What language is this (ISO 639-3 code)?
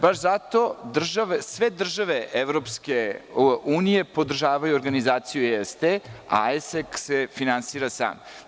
srp